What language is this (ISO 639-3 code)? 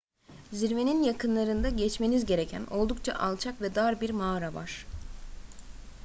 tur